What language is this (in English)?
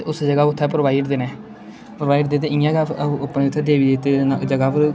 Dogri